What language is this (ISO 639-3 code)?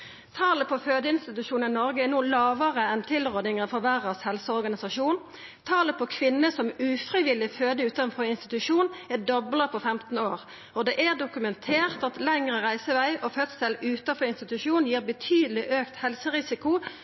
nno